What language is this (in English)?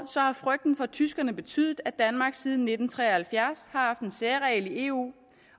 Danish